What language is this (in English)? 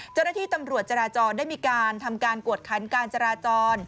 Thai